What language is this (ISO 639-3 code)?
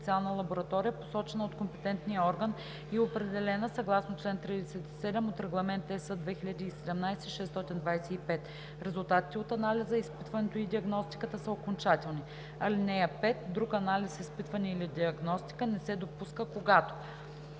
bul